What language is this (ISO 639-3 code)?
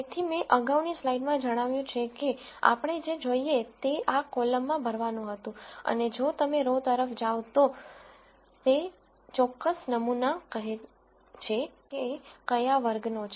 guj